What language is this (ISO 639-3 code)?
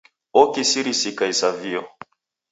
dav